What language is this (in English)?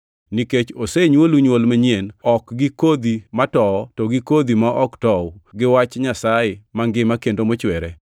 Luo (Kenya and Tanzania)